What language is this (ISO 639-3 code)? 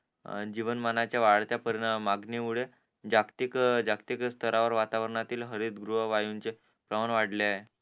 mar